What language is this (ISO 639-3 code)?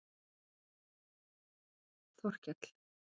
isl